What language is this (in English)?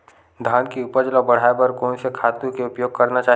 Chhattisgarhi